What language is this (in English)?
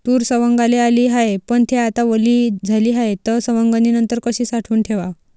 Marathi